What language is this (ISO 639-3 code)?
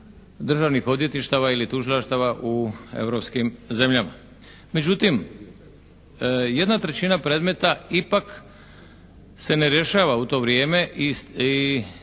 hrv